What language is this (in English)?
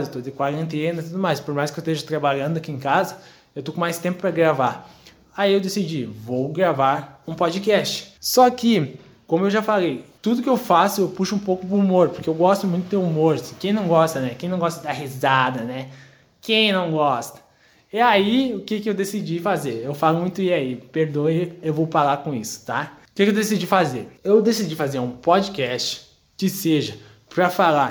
Portuguese